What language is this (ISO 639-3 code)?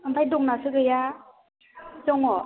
brx